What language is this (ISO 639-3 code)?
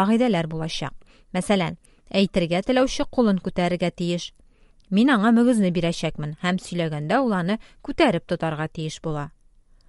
tur